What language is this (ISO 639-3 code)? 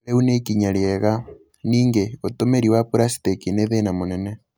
kik